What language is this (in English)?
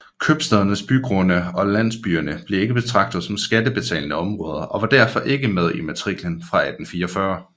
Danish